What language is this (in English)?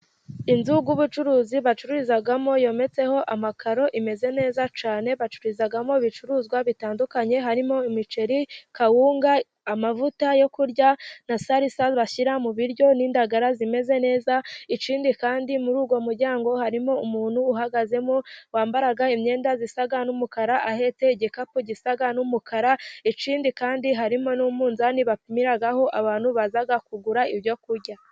Kinyarwanda